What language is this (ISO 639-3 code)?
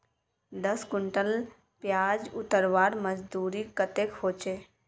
mag